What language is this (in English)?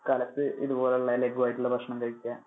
Malayalam